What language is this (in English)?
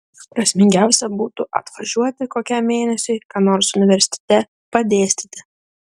Lithuanian